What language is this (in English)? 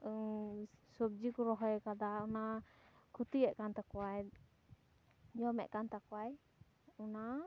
Santali